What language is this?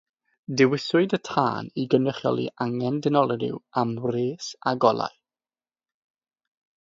Welsh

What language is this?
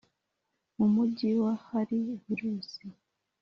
Kinyarwanda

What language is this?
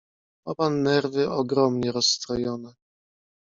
Polish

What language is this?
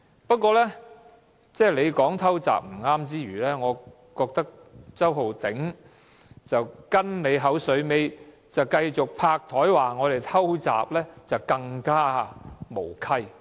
Cantonese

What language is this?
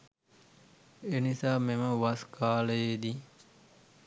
Sinhala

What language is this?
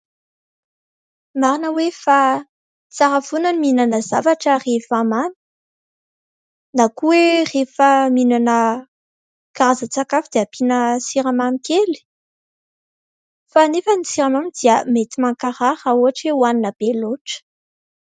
Malagasy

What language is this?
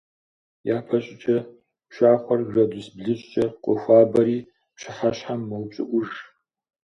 Kabardian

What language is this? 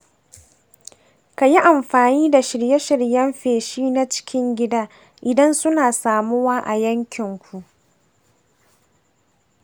Hausa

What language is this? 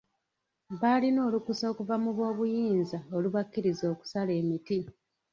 Ganda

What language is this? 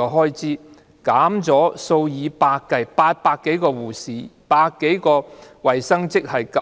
Cantonese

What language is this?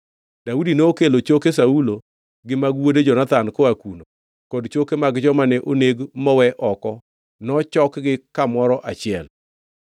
Luo (Kenya and Tanzania)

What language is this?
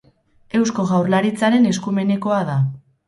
Basque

